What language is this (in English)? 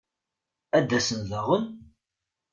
Kabyle